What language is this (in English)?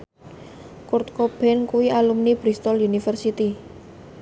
Javanese